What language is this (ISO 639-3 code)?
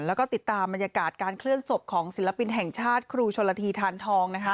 tha